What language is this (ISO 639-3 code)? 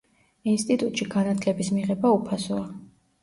kat